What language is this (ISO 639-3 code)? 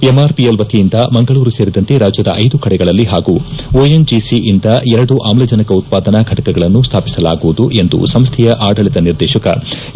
kan